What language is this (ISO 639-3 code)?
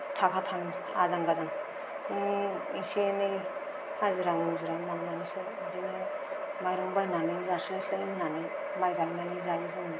brx